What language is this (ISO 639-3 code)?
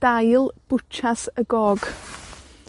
cym